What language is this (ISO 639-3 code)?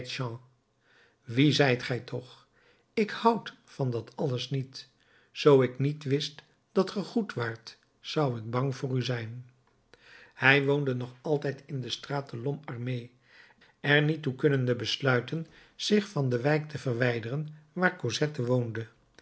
nld